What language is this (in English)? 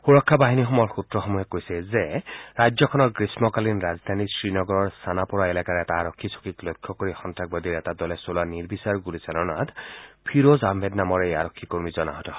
Assamese